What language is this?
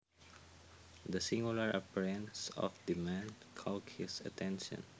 Javanese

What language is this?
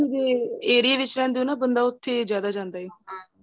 Punjabi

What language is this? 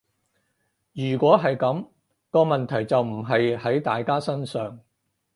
Cantonese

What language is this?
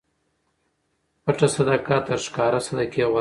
Pashto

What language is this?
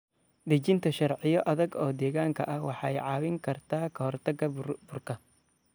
Somali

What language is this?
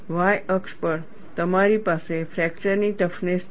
Gujarati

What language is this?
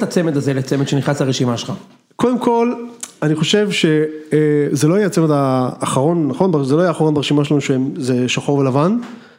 Hebrew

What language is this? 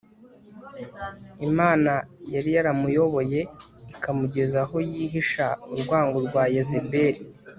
Kinyarwanda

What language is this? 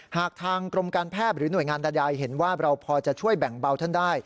Thai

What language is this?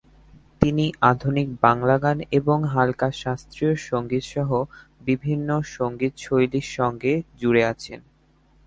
Bangla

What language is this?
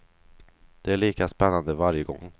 Swedish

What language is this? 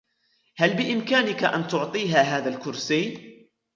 Arabic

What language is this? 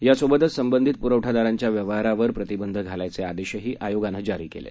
Marathi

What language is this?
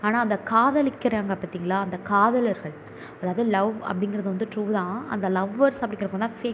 Tamil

